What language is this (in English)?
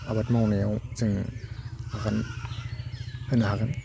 Bodo